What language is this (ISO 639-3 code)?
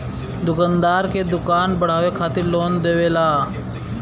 bho